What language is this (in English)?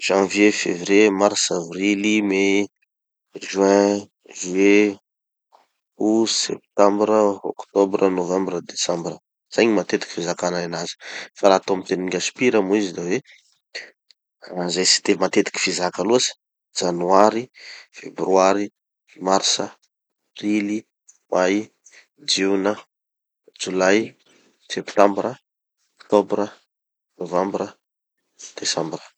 Tanosy Malagasy